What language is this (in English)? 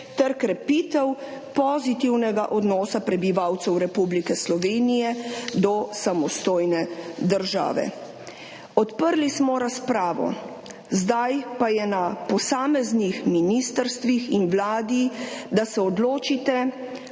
Slovenian